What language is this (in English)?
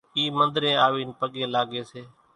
Kachi Koli